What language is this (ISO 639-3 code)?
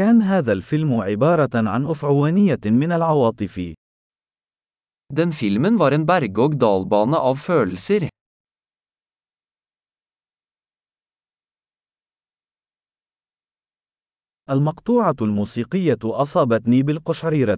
ara